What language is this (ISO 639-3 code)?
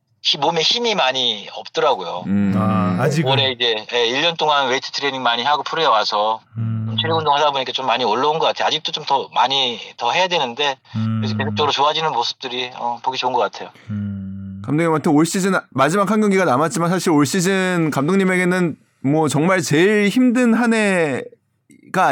kor